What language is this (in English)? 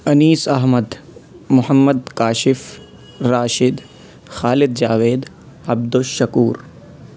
Urdu